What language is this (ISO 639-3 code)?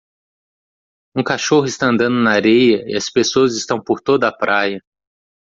por